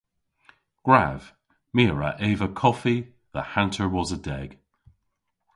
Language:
Cornish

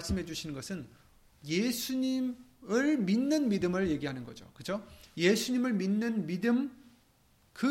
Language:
Korean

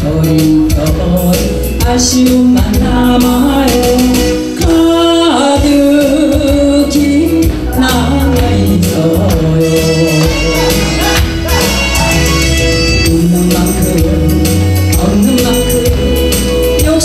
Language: French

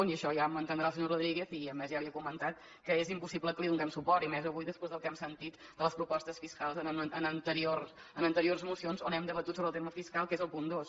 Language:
Catalan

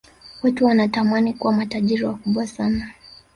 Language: Swahili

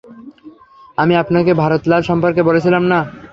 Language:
Bangla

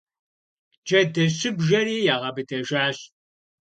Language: Kabardian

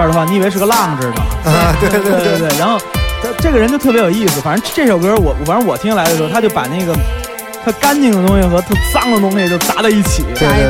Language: Chinese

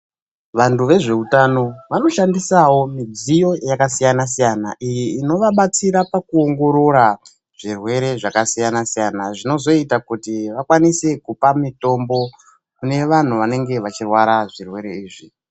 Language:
Ndau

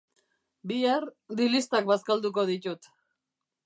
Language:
Basque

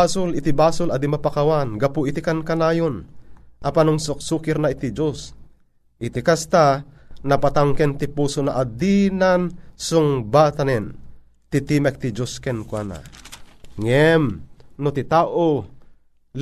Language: Filipino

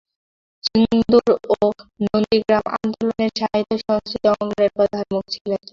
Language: Bangla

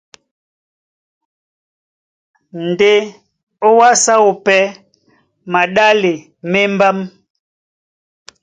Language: Duala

